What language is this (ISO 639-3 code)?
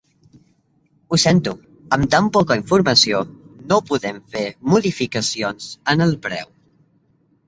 cat